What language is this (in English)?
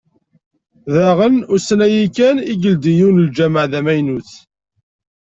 Kabyle